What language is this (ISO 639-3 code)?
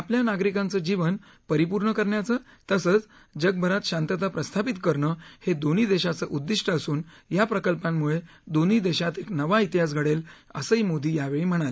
mar